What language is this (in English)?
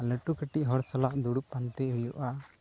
Santali